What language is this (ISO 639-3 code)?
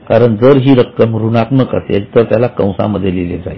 mar